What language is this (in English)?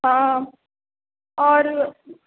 Urdu